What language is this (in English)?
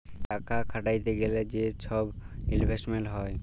Bangla